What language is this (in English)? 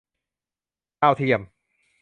Thai